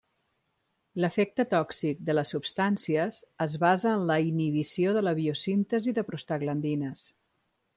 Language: Catalan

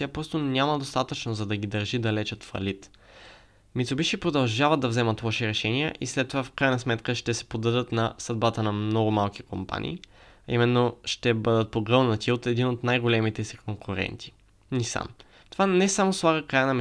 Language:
Bulgarian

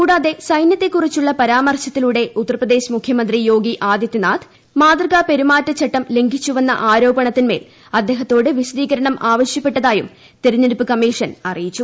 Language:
Malayalam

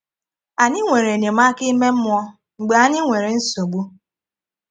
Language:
Igbo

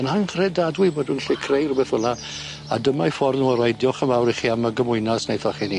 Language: Welsh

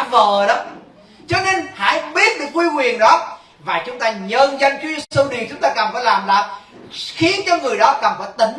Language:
Vietnamese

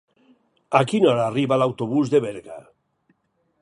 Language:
Catalan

